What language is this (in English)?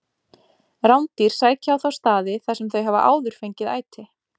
Icelandic